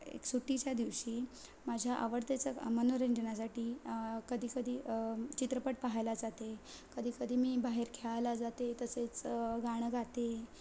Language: Marathi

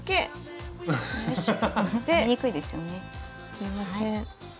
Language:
Japanese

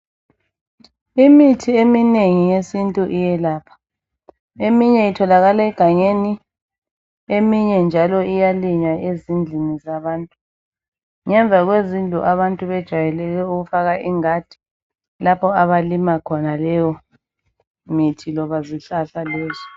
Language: North Ndebele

